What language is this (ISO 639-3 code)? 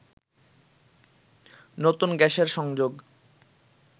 ben